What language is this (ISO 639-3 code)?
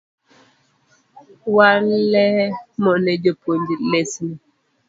luo